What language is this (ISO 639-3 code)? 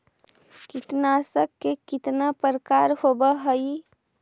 mag